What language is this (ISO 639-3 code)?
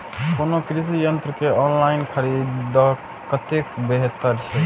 mai